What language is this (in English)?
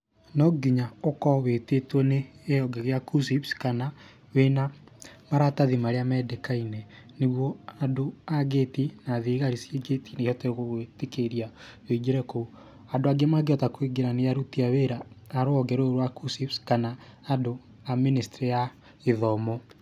Kikuyu